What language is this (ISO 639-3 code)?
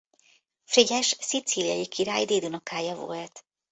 hun